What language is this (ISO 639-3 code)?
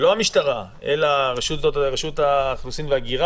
heb